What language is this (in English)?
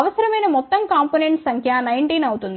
Telugu